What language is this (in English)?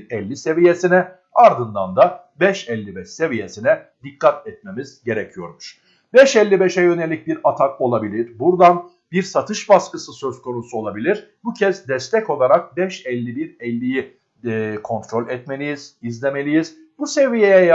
Turkish